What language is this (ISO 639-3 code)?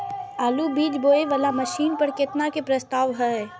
mai